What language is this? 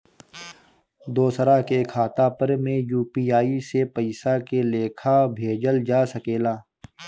Bhojpuri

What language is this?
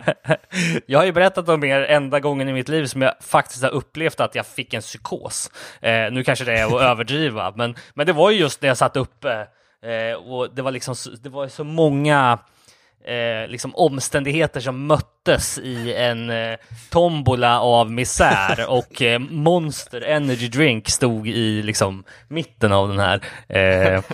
Swedish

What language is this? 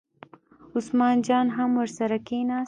Pashto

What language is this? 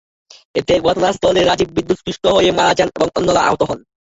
Bangla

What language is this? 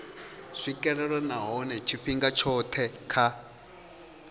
Venda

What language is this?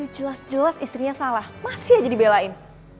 Indonesian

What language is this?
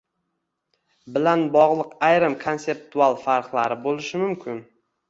Uzbek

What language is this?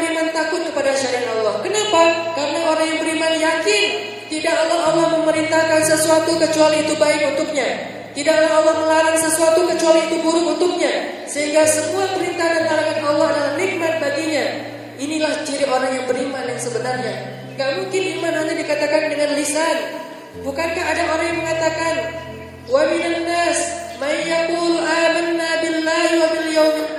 Indonesian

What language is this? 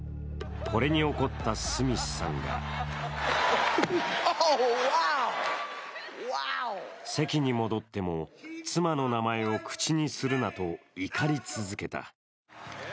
Japanese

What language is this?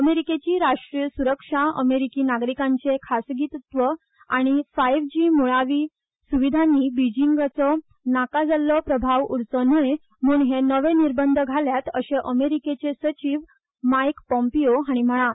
Konkani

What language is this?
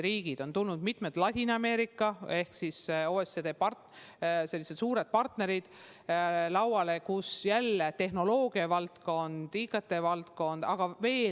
Estonian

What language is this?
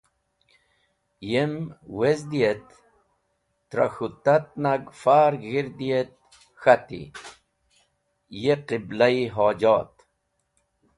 Wakhi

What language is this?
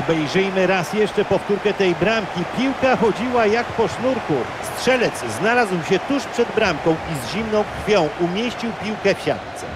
Polish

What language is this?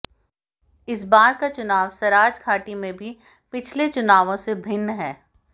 Hindi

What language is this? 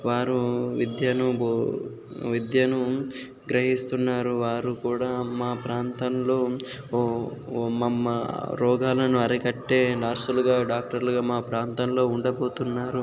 Telugu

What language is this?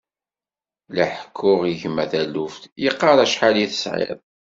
Kabyle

